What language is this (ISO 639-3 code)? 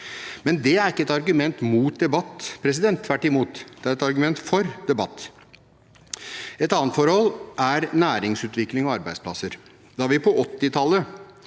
nor